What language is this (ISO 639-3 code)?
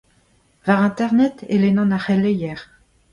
bre